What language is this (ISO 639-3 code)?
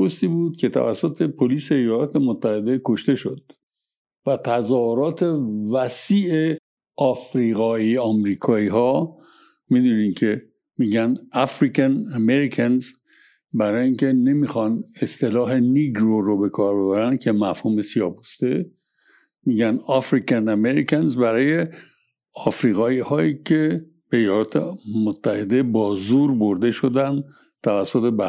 fas